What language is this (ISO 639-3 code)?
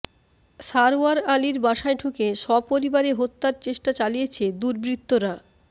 ben